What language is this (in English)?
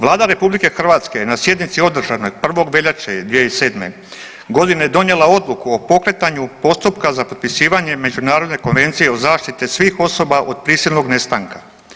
Croatian